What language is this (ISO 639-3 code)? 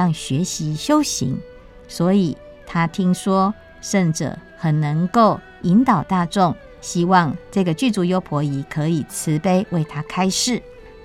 zho